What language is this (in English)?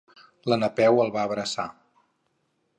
Catalan